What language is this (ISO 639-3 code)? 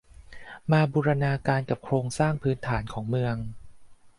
tha